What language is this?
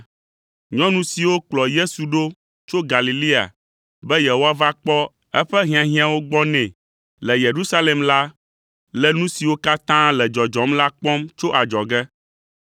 Ewe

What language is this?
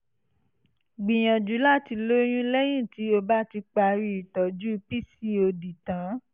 Yoruba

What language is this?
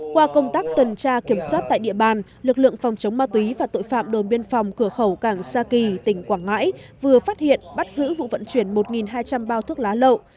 Vietnamese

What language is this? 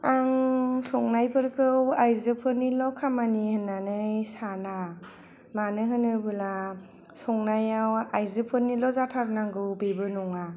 Bodo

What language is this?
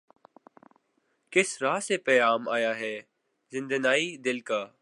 Urdu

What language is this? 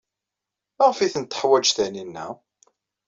Kabyle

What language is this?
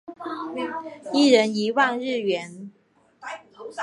Chinese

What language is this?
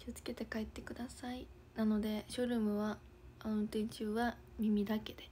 Japanese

